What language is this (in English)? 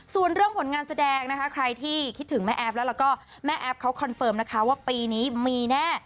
Thai